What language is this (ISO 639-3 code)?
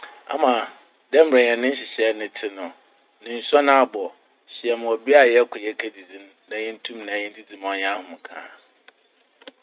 aka